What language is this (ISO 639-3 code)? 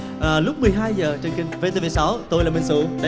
vie